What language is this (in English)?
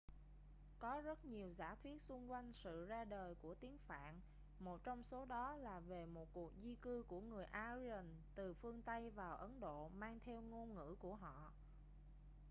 Vietnamese